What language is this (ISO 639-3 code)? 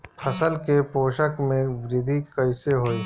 bho